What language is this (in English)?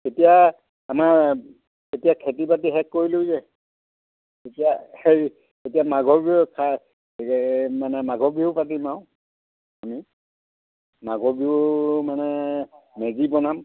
Assamese